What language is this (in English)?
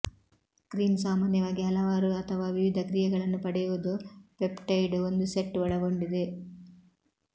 Kannada